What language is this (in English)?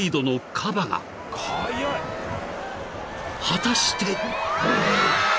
Japanese